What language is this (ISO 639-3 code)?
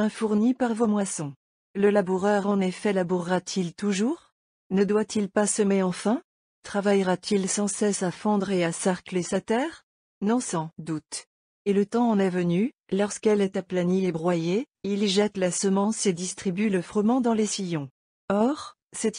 fra